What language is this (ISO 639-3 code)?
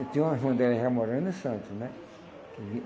por